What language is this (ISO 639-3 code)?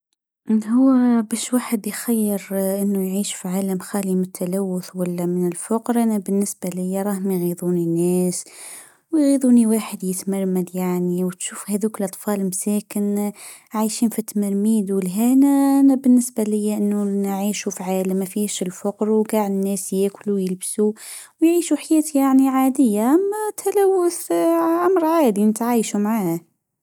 aeb